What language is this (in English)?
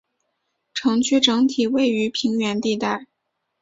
Chinese